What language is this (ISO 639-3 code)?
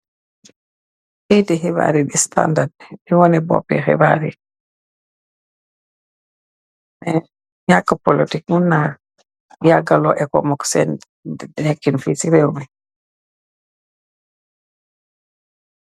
wol